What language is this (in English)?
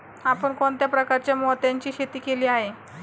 Marathi